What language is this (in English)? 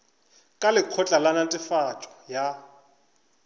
Northern Sotho